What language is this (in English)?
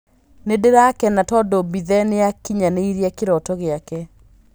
Kikuyu